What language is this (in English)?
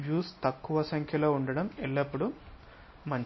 Telugu